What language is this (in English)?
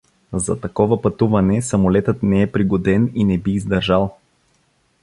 Bulgarian